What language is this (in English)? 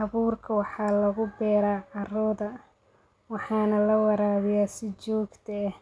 Somali